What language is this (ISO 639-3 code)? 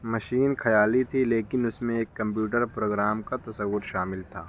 urd